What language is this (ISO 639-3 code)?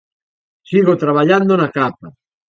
glg